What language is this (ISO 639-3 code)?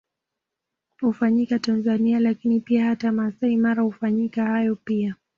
swa